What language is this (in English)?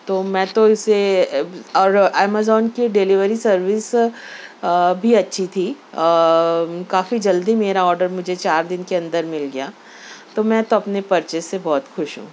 Urdu